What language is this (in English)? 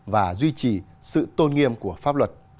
Vietnamese